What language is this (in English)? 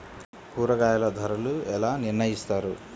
Telugu